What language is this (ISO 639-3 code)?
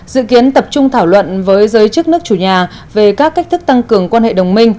vie